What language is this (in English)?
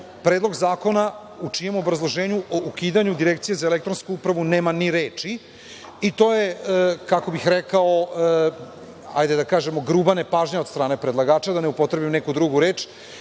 Serbian